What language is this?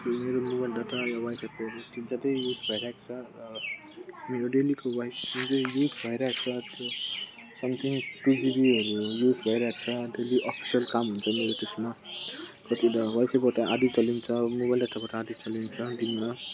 Nepali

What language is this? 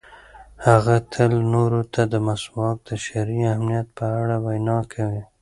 Pashto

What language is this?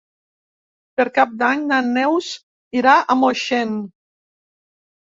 Catalan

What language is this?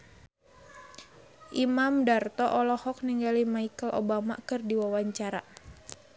Sundanese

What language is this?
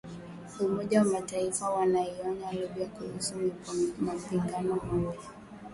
Swahili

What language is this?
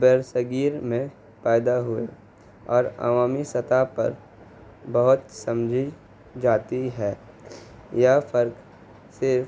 Urdu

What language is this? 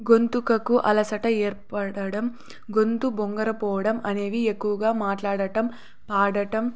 Telugu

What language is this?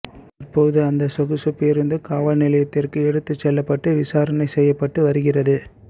Tamil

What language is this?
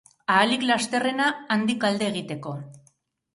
Basque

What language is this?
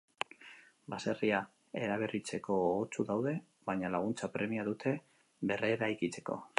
Basque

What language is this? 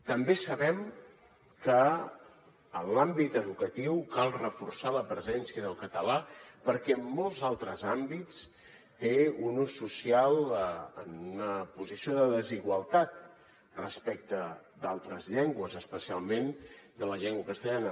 Catalan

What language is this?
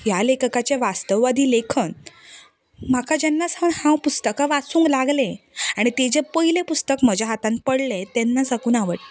Konkani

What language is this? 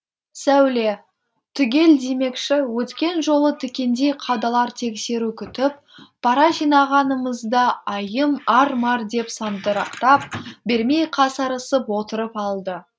Kazakh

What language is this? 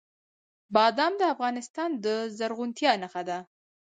Pashto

